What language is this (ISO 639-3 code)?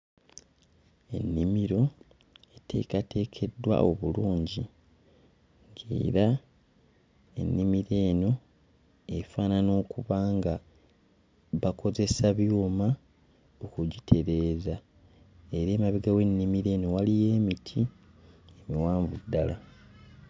lug